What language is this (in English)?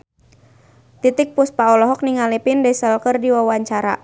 Sundanese